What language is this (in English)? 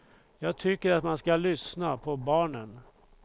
Swedish